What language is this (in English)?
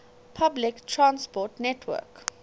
English